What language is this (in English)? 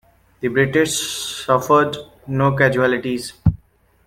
English